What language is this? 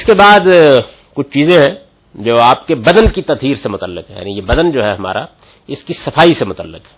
Urdu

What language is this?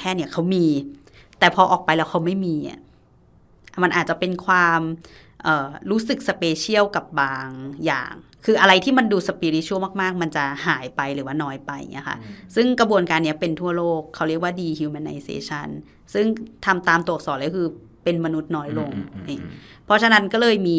Thai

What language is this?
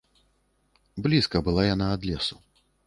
Belarusian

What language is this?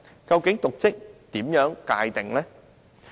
Cantonese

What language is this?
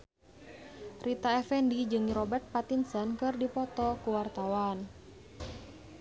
Sundanese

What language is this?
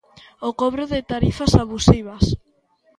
Galician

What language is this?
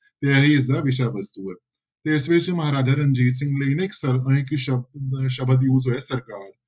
Punjabi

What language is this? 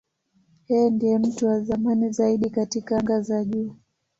Swahili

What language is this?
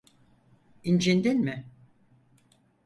Turkish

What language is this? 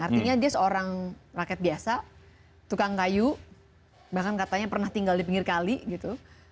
Indonesian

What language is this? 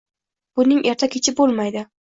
Uzbek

